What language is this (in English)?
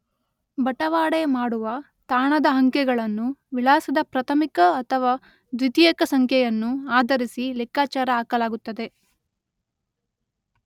Kannada